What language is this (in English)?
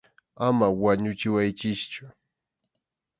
Arequipa-La Unión Quechua